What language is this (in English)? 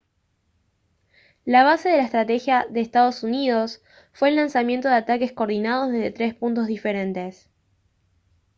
Spanish